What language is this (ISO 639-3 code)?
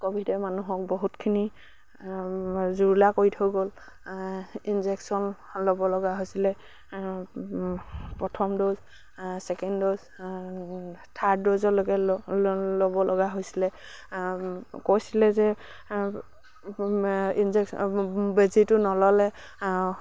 asm